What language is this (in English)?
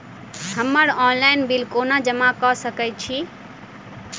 Maithili